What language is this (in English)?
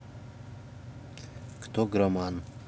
Russian